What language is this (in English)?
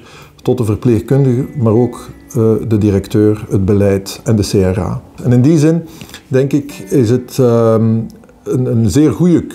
Dutch